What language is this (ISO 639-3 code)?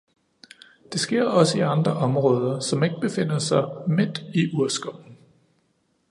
dan